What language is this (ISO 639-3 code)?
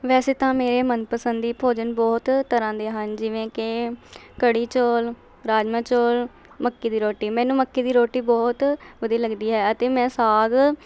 pan